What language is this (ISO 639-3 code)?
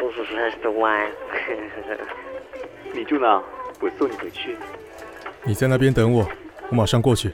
zho